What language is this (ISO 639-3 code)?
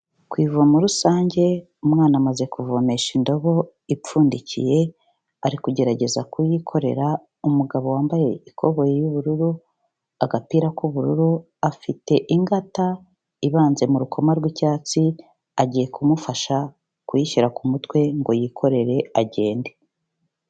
kin